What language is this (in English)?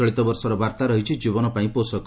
Odia